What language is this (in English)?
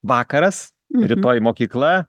Lithuanian